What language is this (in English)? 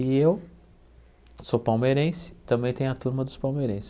Portuguese